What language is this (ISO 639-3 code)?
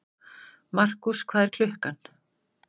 isl